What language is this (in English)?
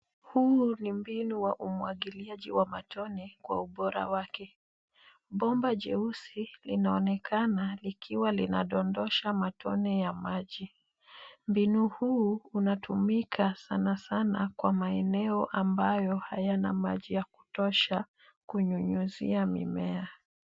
Swahili